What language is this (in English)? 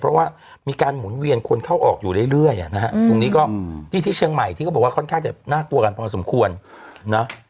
Thai